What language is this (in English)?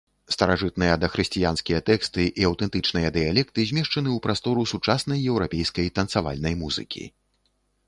Belarusian